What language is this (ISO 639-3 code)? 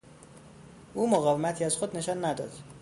fas